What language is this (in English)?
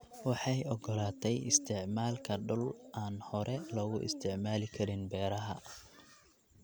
Somali